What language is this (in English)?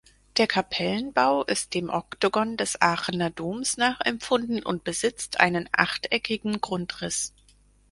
German